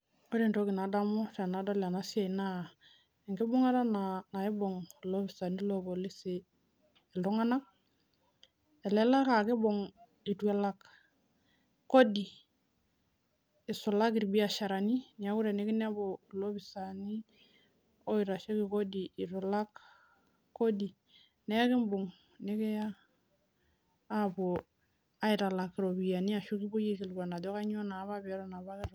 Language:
Masai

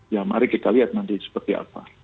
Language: Indonesian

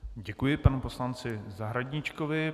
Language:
Czech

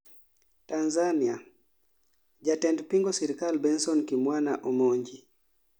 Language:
Luo (Kenya and Tanzania)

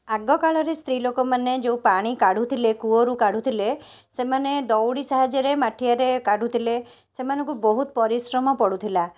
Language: Odia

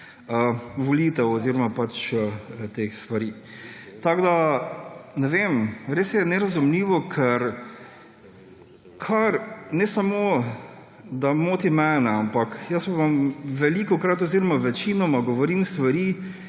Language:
Slovenian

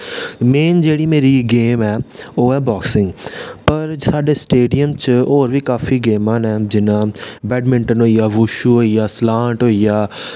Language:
Dogri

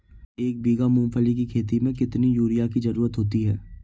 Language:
Hindi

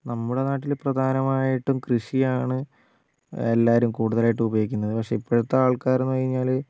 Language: Malayalam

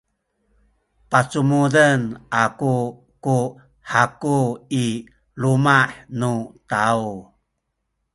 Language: Sakizaya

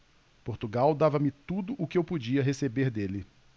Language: Portuguese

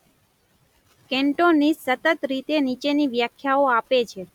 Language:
Gujarati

